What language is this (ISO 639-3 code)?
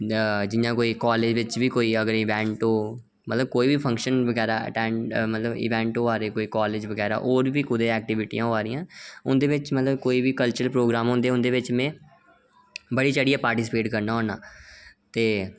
doi